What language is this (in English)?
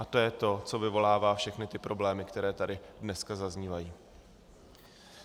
Czech